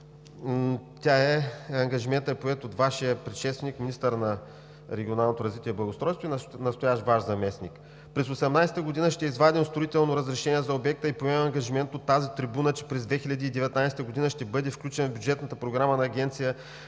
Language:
Bulgarian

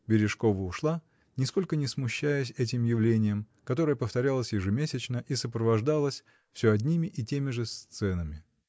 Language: Russian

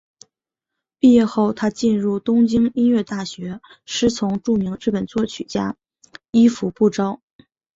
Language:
Chinese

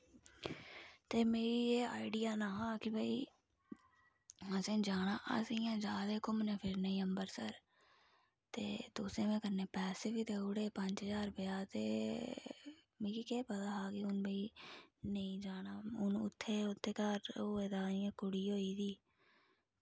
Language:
Dogri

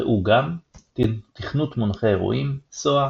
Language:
Hebrew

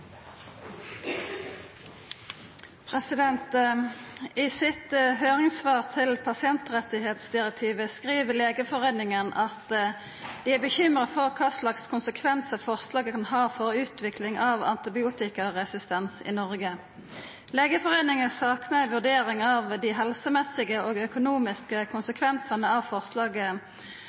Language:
Norwegian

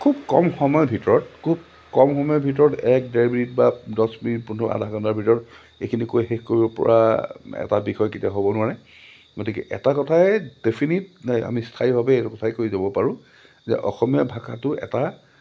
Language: Assamese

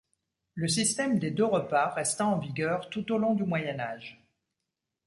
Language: French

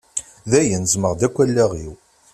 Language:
Kabyle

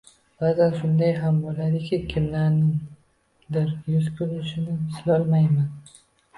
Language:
Uzbek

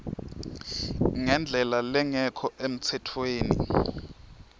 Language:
Swati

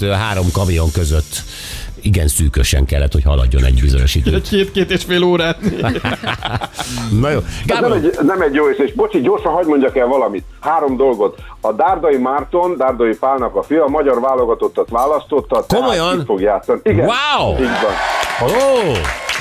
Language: Hungarian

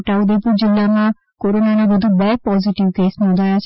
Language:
Gujarati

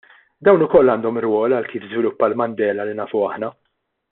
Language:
Maltese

